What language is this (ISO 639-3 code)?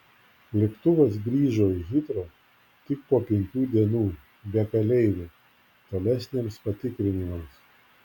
lit